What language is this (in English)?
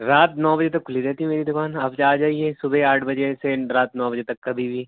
Urdu